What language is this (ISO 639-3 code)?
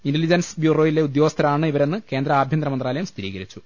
mal